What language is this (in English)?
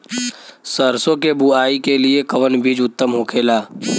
Bhojpuri